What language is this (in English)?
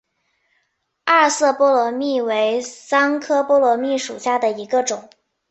Chinese